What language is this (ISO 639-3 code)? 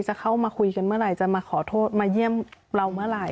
tha